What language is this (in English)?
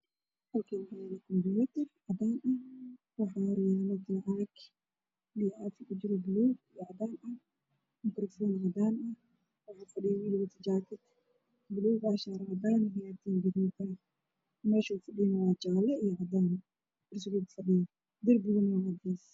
Somali